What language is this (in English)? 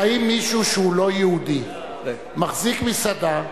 Hebrew